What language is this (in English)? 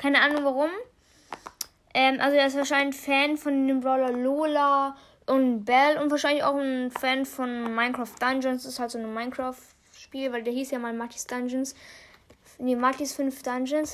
German